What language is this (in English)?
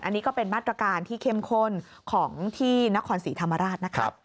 Thai